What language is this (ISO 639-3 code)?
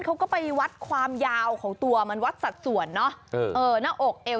tha